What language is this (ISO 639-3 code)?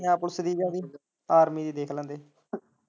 pan